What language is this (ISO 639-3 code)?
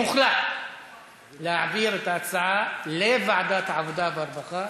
heb